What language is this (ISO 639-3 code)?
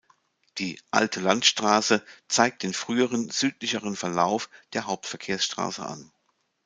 deu